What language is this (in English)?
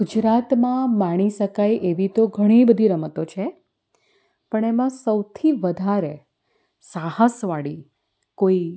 Gujarati